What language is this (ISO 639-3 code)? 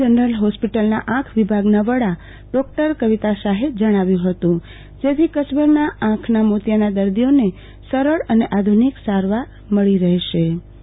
guj